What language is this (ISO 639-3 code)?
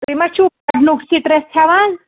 kas